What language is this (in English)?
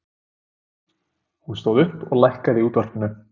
Icelandic